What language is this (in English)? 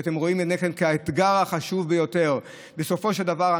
Hebrew